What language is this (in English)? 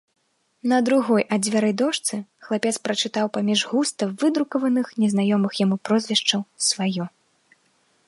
Belarusian